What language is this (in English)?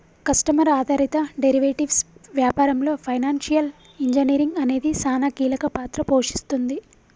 Telugu